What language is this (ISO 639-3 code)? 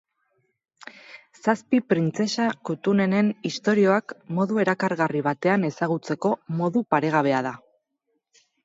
eus